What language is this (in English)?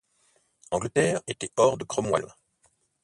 French